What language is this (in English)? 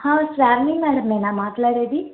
Telugu